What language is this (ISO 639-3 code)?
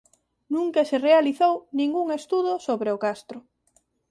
glg